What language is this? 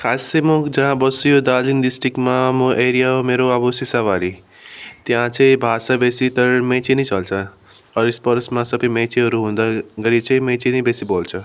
Nepali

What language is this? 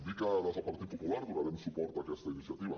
Catalan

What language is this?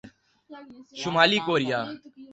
Urdu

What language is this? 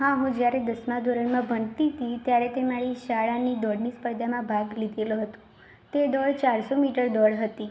Gujarati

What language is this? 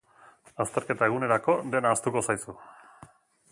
Basque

